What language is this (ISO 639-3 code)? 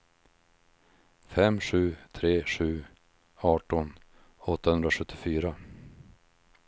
swe